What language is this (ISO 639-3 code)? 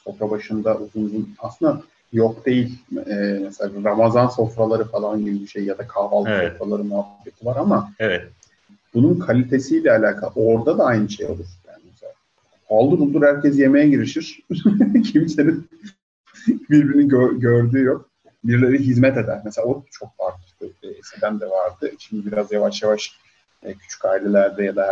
tur